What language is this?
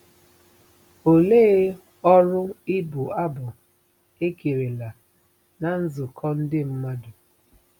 Igbo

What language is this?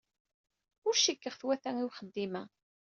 Kabyle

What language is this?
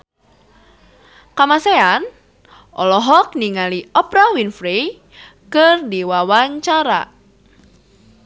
Sundanese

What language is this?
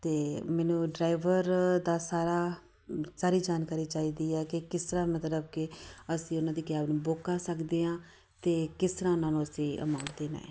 Punjabi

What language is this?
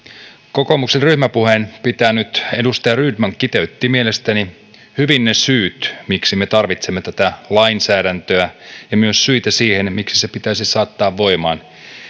Finnish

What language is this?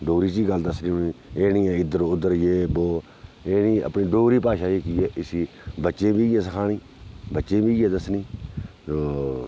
Dogri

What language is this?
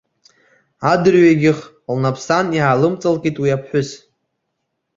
Abkhazian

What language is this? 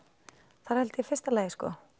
Icelandic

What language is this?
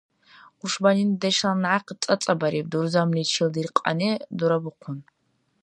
Dargwa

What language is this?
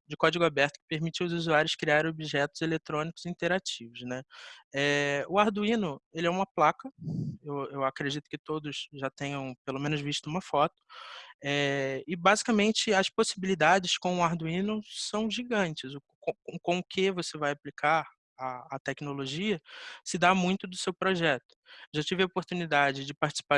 Portuguese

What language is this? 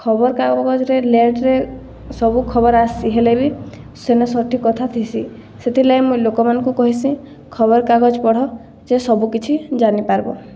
Odia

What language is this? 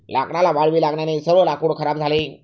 Marathi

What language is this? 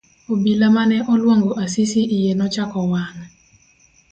Luo (Kenya and Tanzania)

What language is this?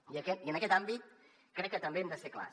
Catalan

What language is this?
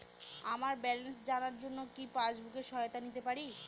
Bangla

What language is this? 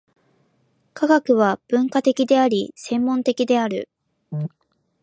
Japanese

